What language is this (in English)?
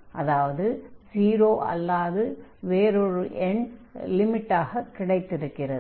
Tamil